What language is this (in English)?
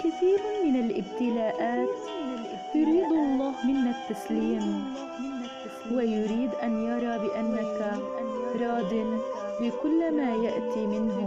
Arabic